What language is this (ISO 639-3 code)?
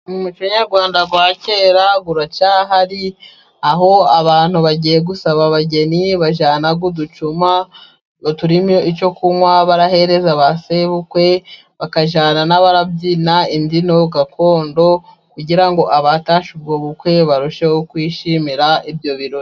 kin